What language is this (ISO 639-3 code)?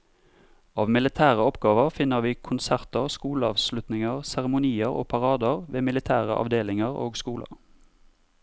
nor